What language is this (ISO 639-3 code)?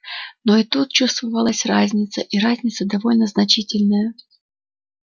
rus